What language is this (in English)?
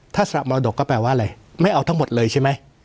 Thai